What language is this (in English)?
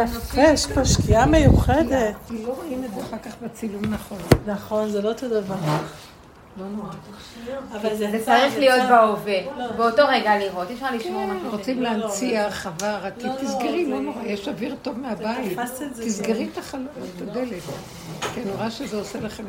Hebrew